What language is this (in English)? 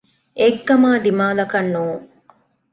Divehi